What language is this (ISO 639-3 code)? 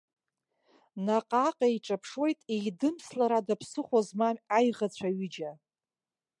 abk